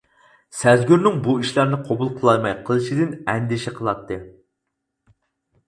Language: Uyghur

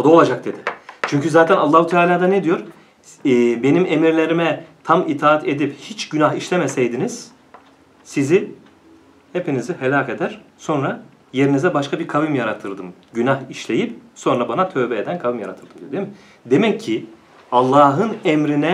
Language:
Turkish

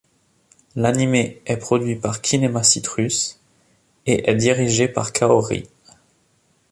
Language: French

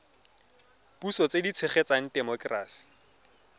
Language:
Tswana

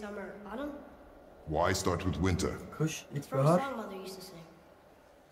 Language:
Turkish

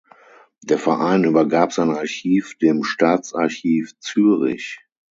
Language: German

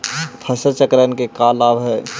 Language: Magahi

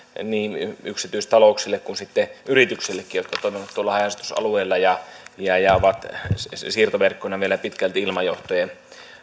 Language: Finnish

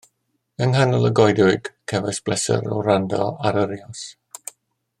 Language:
Welsh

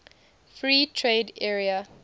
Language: English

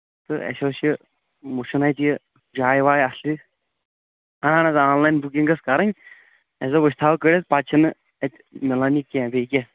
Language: Kashmiri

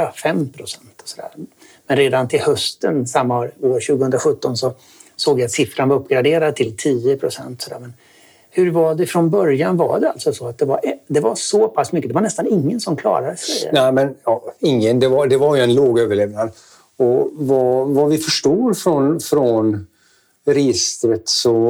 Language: Swedish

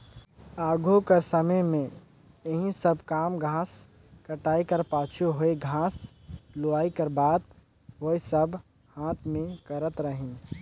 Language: Chhattisgarhi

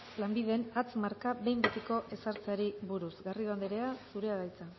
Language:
Basque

